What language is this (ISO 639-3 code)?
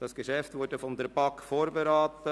gsw